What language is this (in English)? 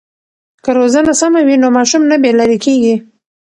Pashto